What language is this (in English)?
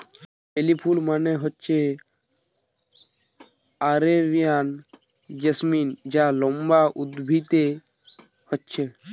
Bangla